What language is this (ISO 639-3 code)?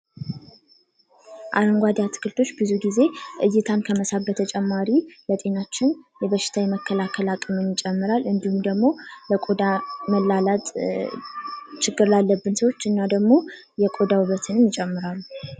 amh